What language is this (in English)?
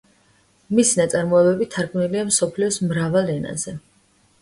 Georgian